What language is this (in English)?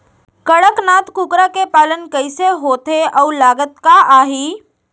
Chhattisgarhi